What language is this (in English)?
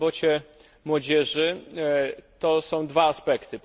Polish